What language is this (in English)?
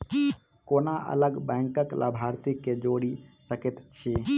Maithili